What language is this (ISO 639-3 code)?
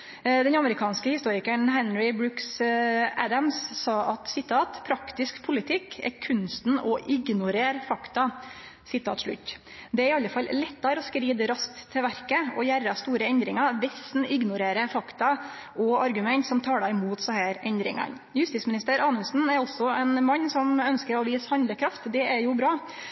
nno